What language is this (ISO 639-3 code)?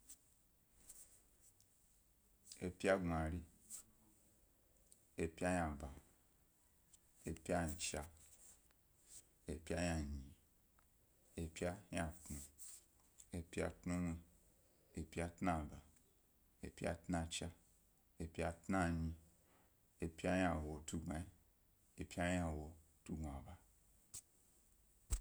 gby